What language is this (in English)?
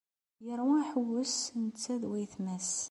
Kabyle